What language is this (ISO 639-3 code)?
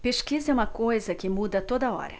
por